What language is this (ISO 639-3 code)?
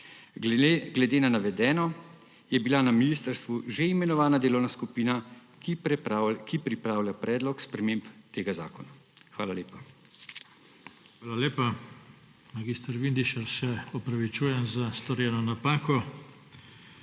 slv